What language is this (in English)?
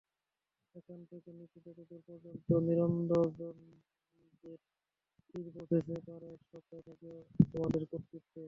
Bangla